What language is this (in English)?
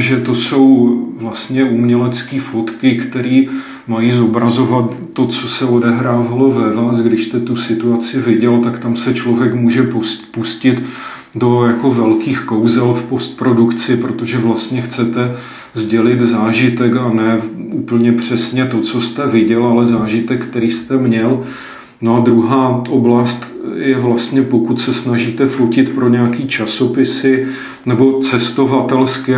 Czech